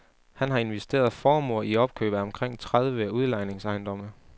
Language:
Danish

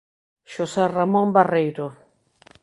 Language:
Galician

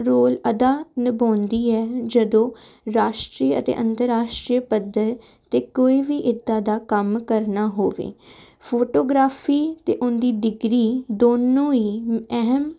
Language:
Punjabi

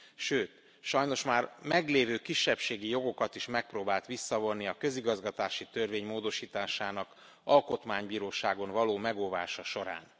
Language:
Hungarian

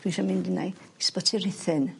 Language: Welsh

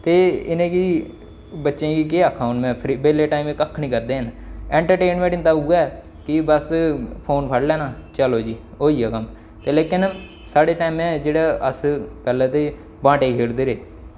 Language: Dogri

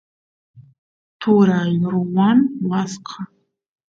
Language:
Santiago del Estero Quichua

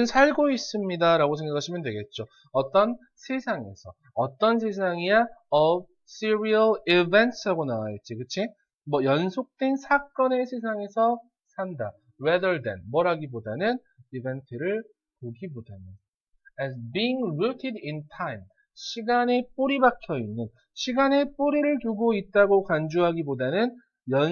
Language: Korean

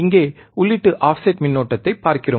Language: Tamil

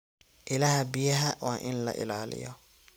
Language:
Somali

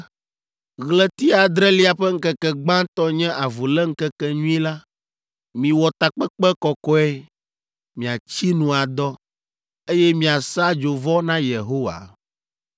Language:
Ewe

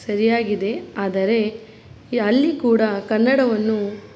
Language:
Kannada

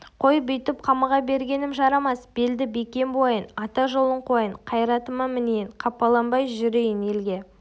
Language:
Kazakh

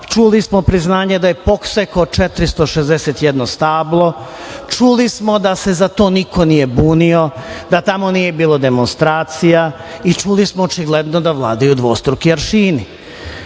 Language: Serbian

